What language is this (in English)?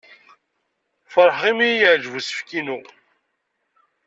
Kabyle